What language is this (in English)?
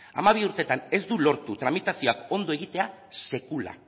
Basque